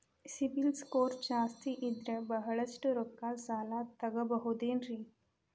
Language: Kannada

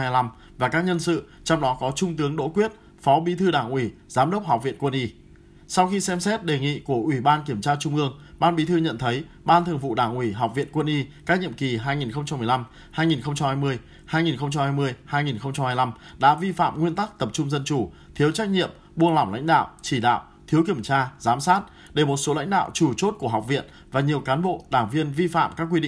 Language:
Vietnamese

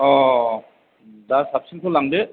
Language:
Bodo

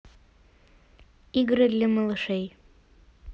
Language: Russian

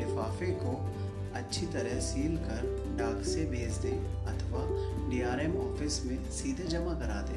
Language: Hindi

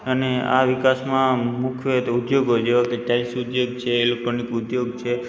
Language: Gujarati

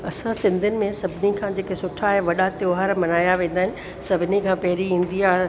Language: Sindhi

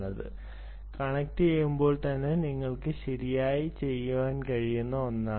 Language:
Malayalam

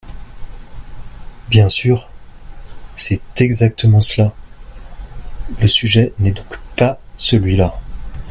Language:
French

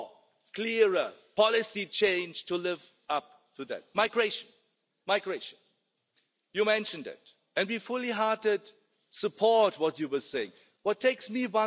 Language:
English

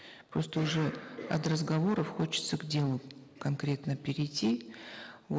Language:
Kazakh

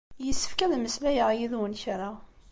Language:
Kabyle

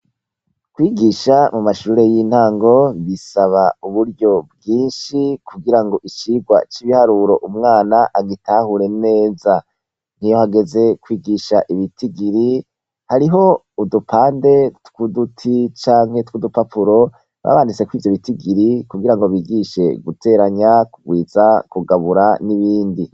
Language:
Rundi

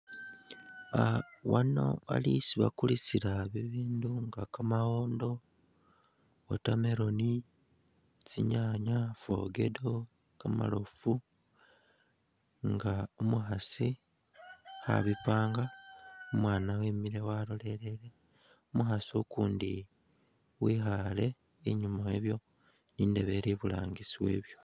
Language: Masaaba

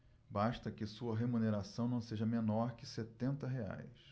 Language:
Portuguese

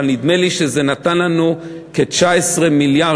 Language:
Hebrew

